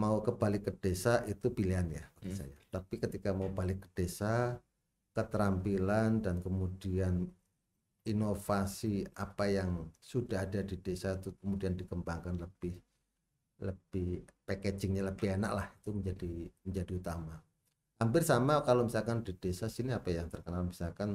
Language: Indonesian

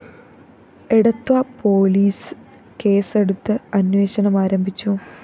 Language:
Malayalam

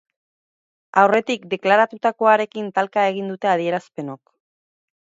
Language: Basque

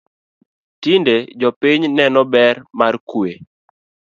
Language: Luo (Kenya and Tanzania)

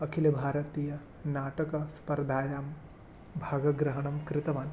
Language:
Sanskrit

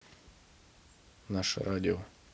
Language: Russian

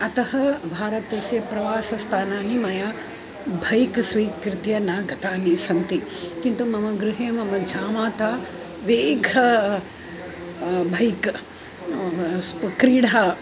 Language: Sanskrit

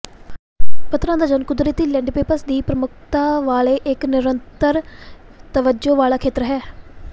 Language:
Punjabi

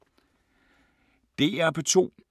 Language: Danish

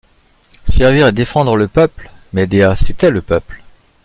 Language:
French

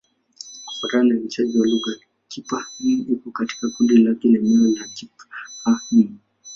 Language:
Swahili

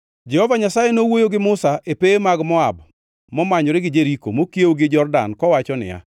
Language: Luo (Kenya and Tanzania)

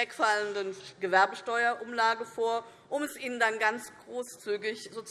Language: German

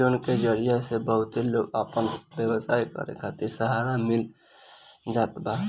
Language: Bhojpuri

